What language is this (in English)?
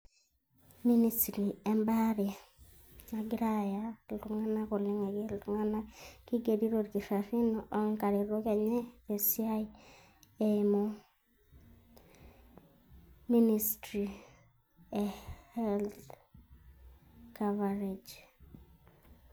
Masai